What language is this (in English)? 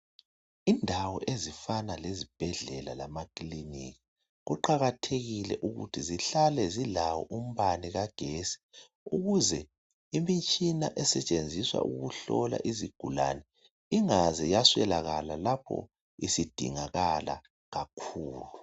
North Ndebele